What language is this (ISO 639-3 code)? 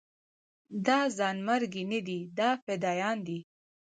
pus